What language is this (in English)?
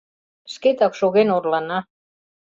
Mari